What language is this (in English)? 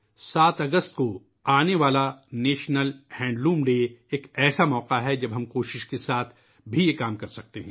Urdu